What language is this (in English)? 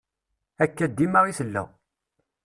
Kabyle